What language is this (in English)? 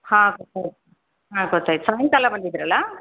Kannada